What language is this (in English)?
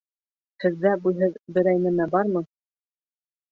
Bashkir